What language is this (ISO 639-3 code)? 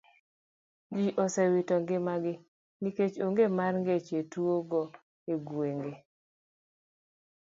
luo